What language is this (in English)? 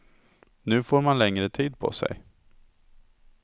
Swedish